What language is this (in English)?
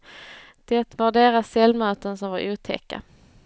Swedish